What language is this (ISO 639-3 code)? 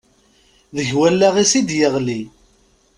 kab